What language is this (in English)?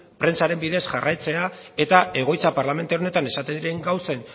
Basque